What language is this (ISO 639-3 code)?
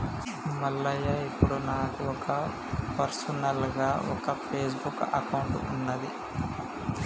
tel